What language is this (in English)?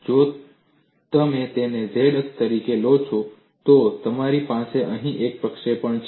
Gujarati